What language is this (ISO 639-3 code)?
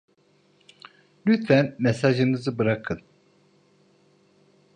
tur